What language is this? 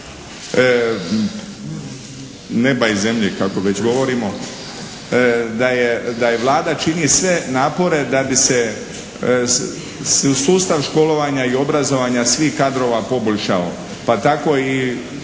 Croatian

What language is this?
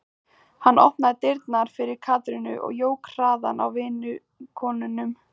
Icelandic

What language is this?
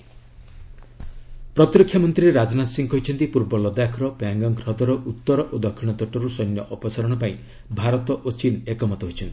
Odia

